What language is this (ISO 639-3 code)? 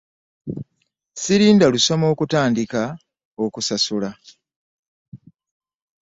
lug